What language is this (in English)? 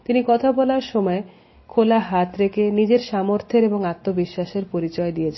Bangla